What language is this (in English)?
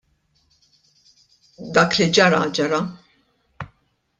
Maltese